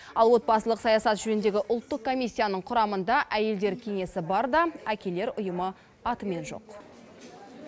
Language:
Kazakh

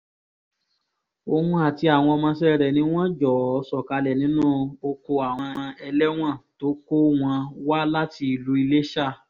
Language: Yoruba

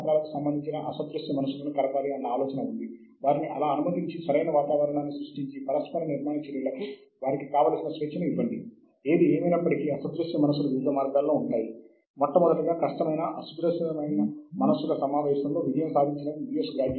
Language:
Telugu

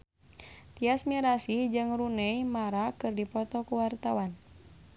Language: Sundanese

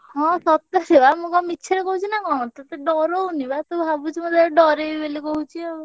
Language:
Odia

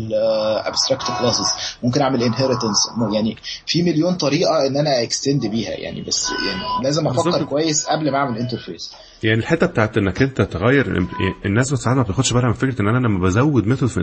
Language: Arabic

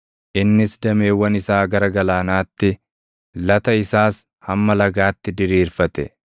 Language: Oromo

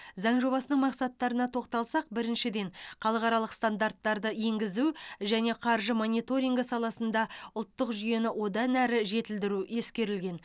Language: Kazakh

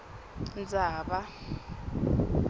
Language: Swati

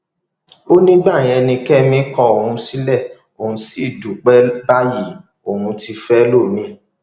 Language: Yoruba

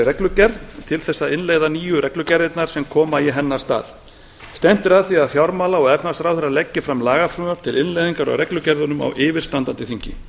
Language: Icelandic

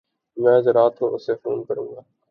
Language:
Urdu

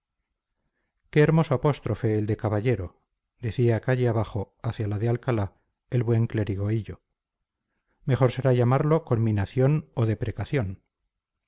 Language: Spanish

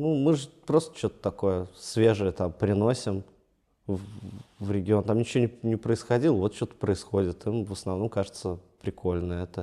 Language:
Russian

